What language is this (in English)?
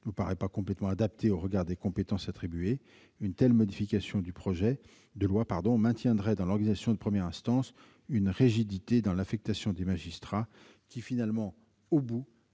French